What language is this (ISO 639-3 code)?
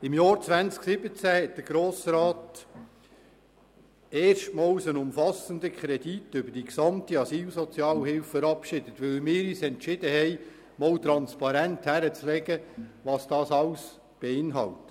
gsw